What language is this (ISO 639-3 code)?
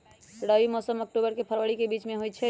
mag